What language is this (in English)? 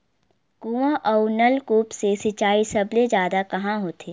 Chhattisgarhi